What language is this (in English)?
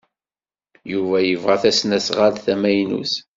Kabyle